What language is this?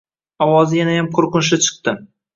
Uzbek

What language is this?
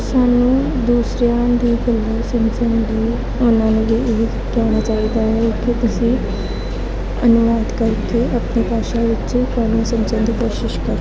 Punjabi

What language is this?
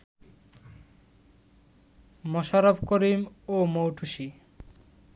Bangla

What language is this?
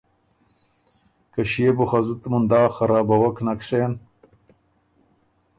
Ormuri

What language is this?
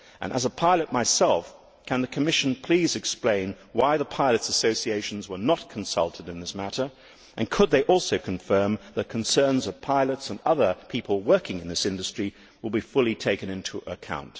English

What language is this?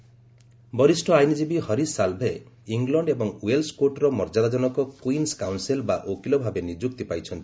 Odia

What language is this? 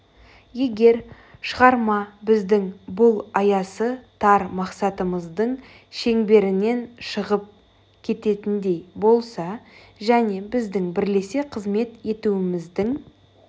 Kazakh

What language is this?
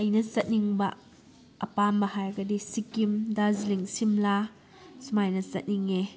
Manipuri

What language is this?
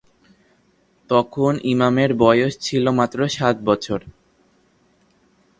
Bangla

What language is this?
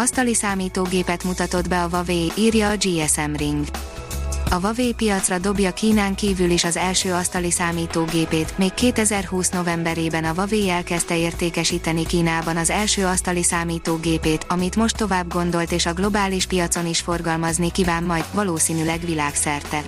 Hungarian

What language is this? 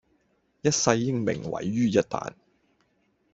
Cantonese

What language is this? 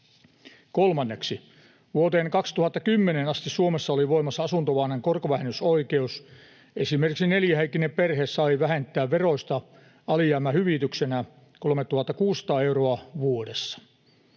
Finnish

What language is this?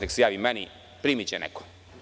Serbian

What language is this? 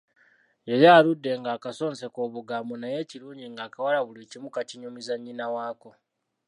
Ganda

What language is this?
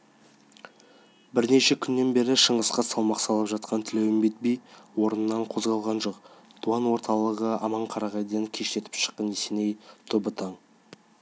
Kazakh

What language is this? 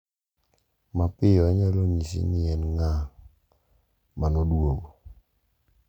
Luo (Kenya and Tanzania)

